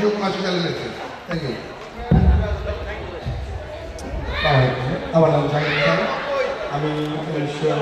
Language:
Arabic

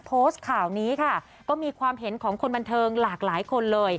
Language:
Thai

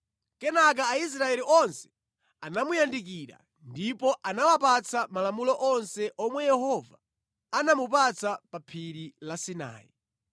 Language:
Nyanja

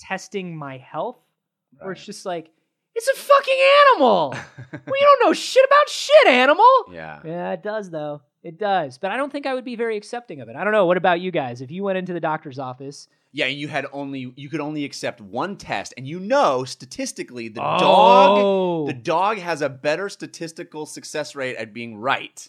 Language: English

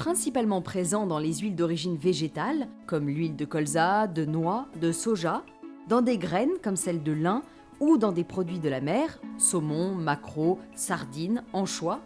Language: French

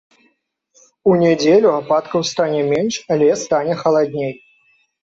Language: Belarusian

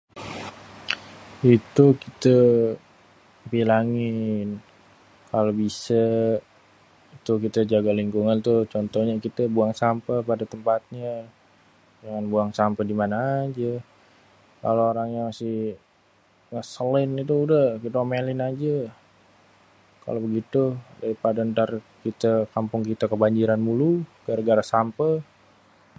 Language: Betawi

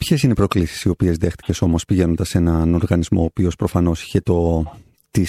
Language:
Greek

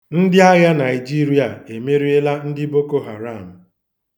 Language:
Igbo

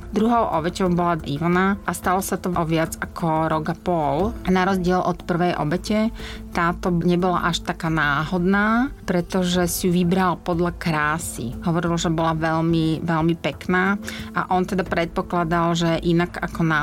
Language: Slovak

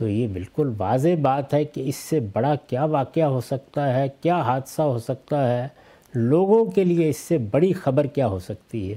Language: Urdu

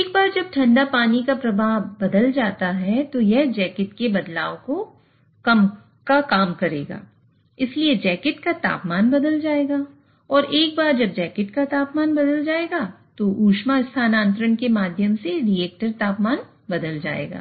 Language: Hindi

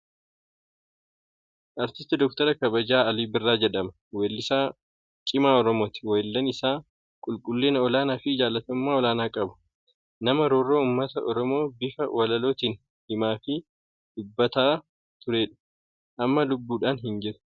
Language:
Oromo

